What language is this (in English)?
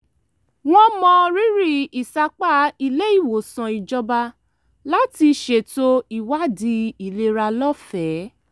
Yoruba